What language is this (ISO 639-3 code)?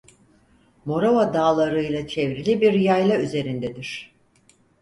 tur